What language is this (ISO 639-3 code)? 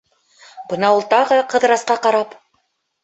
bak